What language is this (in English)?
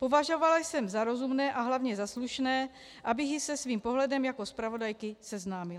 Czech